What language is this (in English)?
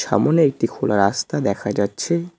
Bangla